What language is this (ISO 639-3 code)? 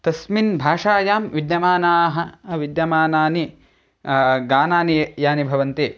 san